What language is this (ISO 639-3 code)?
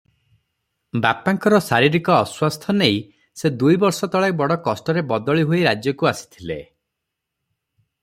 ori